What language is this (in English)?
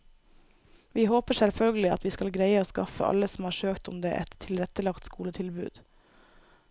Norwegian